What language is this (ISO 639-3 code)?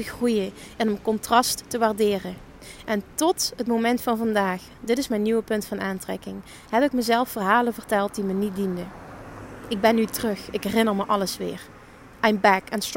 nld